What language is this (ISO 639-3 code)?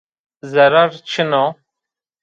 zza